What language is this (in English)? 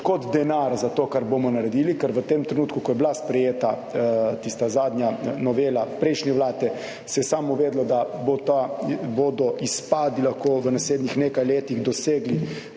Slovenian